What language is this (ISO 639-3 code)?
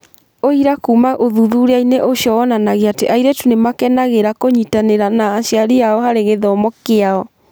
kik